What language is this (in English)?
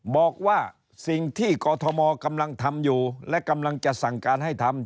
Thai